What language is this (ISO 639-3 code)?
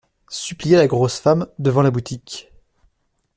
fra